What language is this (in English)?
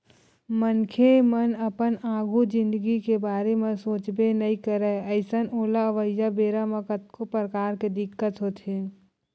Chhattisgarhi